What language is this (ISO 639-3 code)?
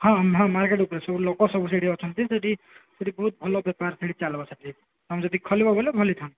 ori